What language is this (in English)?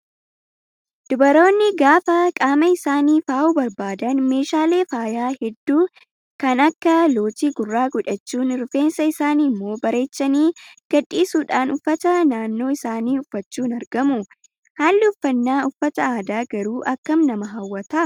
Oromo